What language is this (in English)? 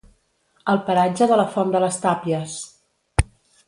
Catalan